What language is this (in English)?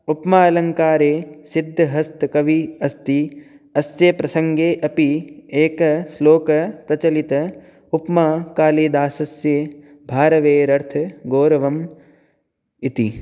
Sanskrit